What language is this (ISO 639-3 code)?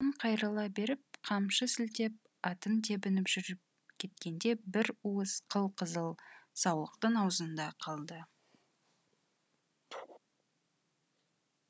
kaz